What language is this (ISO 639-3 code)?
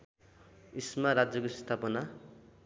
nep